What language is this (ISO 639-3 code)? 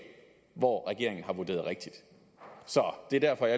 dan